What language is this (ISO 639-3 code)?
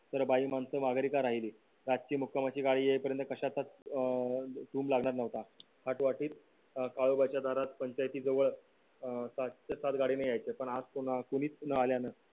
mar